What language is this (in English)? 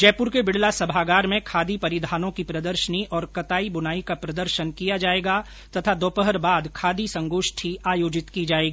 Hindi